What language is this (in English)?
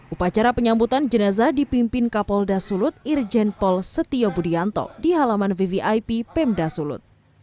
Indonesian